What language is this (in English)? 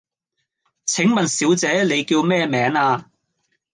Cantonese